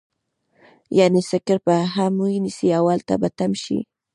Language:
Pashto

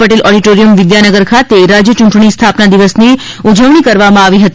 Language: Gujarati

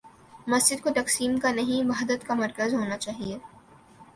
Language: Urdu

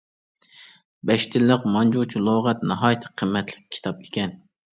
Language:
Uyghur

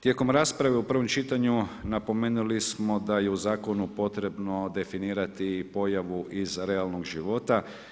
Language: Croatian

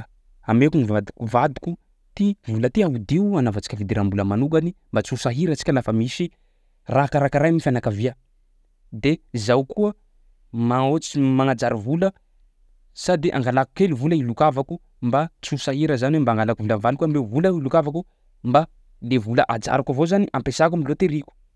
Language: Sakalava Malagasy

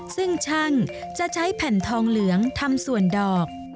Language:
Thai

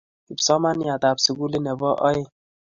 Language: Kalenjin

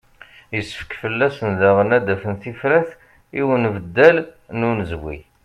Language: Kabyle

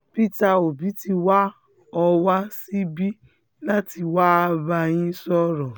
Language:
Yoruba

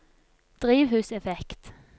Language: Norwegian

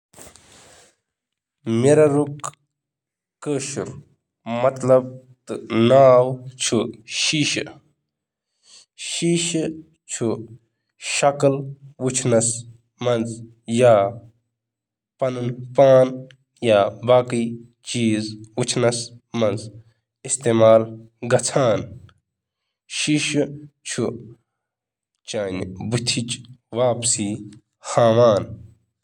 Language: Kashmiri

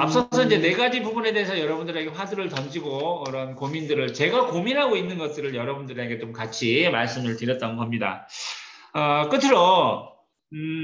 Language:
Korean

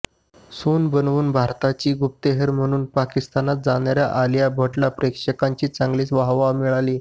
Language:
Marathi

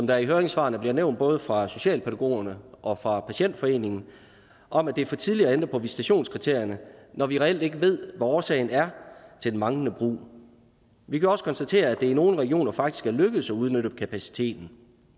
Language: Danish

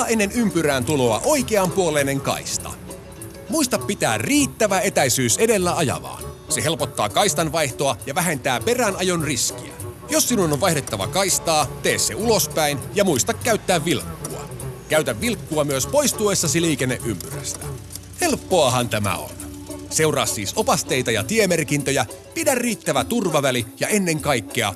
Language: Finnish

